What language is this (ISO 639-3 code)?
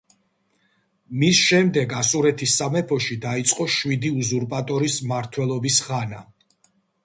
kat